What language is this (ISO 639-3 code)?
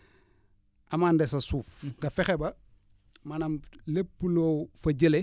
wol